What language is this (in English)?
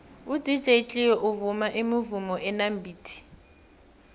South Ndebele